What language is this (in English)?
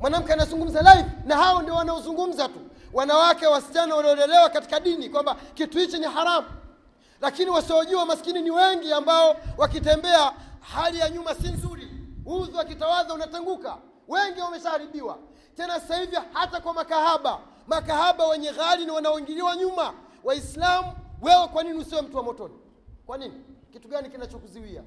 Swahili